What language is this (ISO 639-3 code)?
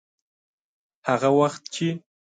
pus